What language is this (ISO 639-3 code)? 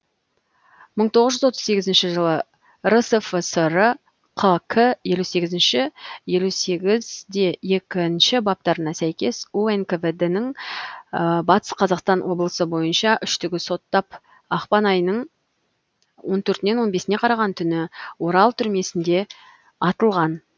kaz